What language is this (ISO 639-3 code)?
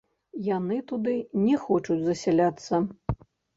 bel